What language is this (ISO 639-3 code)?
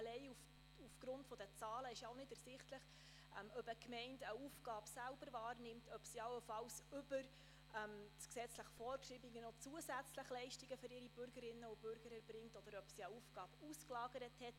gsw